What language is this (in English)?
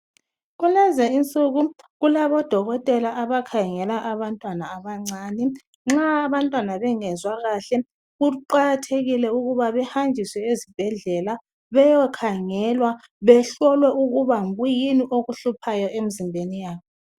North Ndebele